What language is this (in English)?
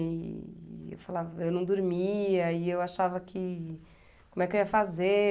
Portuguese